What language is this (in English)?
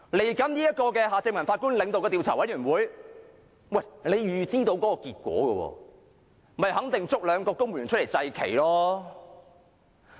Cantonese